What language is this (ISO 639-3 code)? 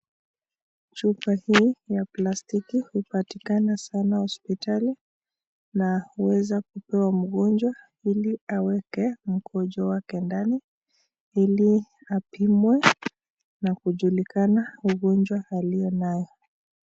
swa